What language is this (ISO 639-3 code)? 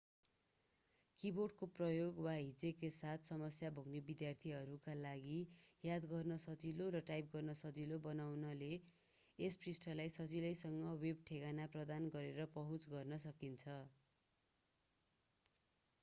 nep